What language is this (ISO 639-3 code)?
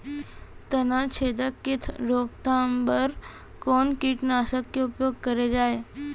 hne